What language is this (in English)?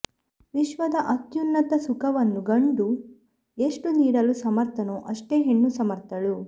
Kannada